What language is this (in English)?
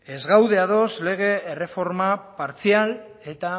Basque